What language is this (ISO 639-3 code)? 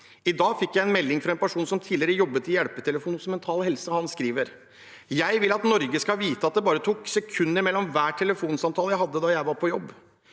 nor